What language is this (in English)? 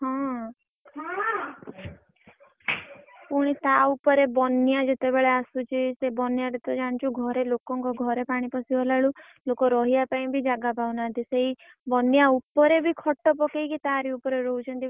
Odia